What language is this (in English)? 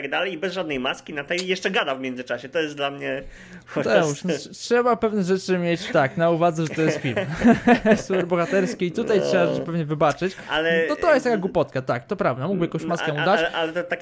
Polish